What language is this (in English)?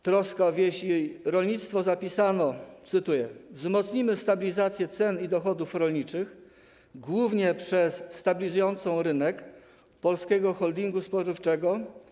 Polish